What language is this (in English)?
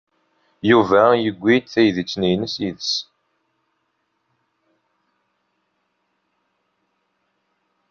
Kabyle